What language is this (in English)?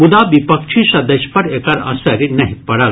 Maithili